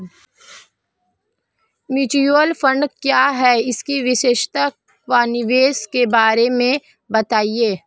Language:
Hindi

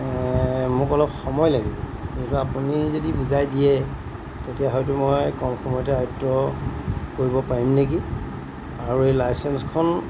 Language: Assamese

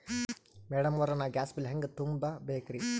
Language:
Kannada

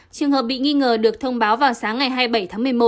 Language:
Vietnamese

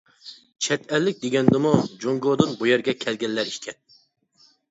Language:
Uyghur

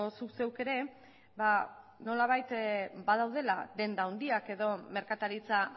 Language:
Basque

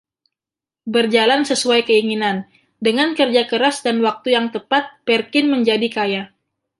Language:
Indonesian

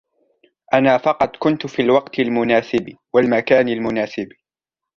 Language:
Arabic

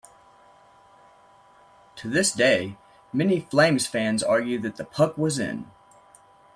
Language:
English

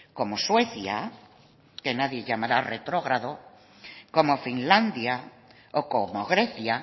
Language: Spanish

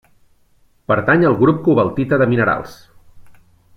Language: Catalan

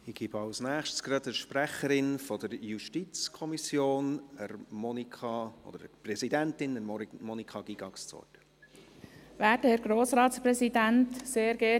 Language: Swiss German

